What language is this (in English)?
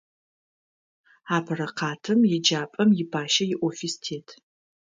Adyghe